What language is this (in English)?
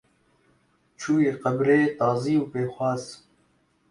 Kurdish